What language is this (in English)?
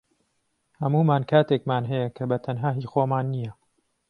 Central Kurdish